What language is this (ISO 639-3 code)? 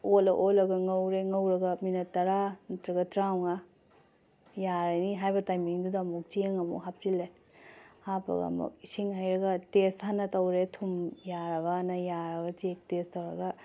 mni